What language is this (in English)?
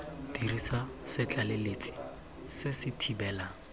Tswana